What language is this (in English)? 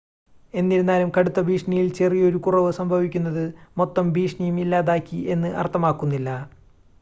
Malayalam